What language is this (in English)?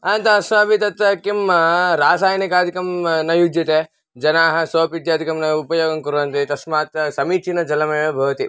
Sanskrit